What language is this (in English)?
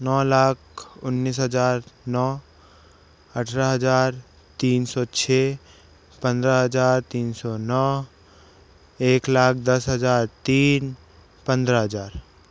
Hindi